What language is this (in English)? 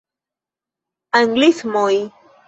Esperanto